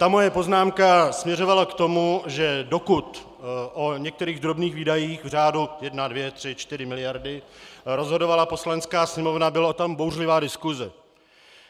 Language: Czech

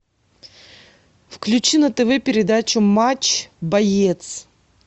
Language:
Russian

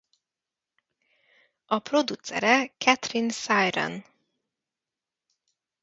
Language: Hungarian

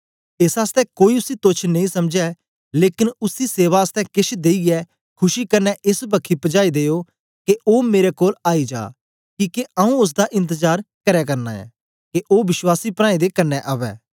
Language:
Dogri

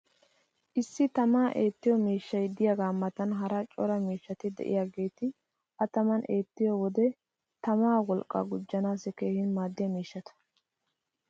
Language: Wolaytta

